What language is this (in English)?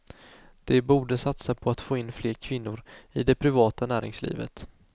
Swedish